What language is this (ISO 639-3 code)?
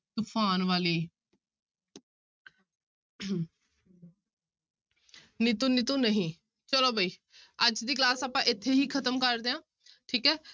pan